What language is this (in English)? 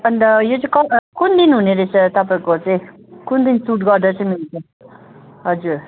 Nepali